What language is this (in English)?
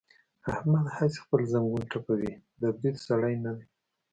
Pashto